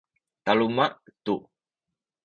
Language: Sakizaya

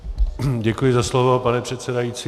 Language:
Czech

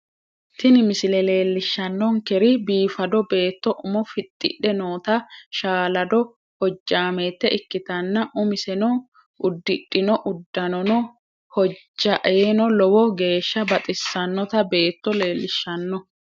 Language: Sidamo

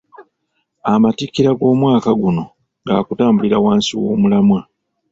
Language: Ganda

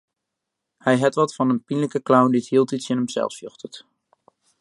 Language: Western Frisian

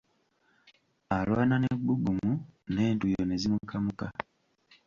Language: Ganda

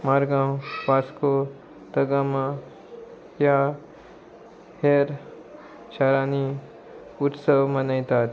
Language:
Konkani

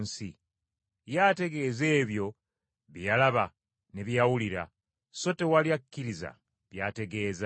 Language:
Ganda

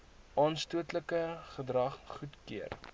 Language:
Afrikaans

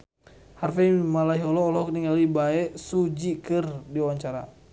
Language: Sundanese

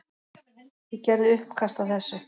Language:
Icelandic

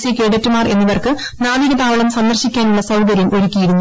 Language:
Malayalam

